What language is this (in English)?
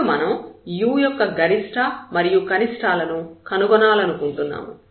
Telugu